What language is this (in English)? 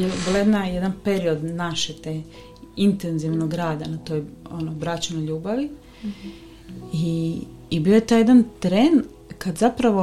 Croatian